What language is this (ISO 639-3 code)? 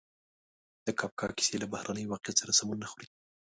pus